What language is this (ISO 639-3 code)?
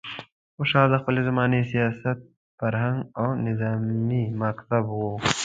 pus